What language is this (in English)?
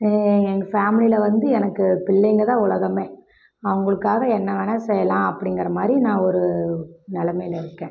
Tamil